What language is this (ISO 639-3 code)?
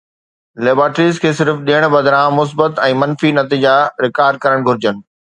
snd